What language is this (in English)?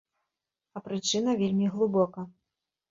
Belarusian